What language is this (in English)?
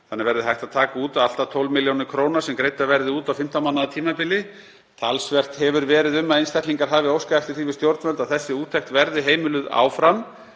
Icelandic